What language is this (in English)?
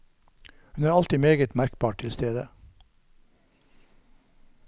Norwegian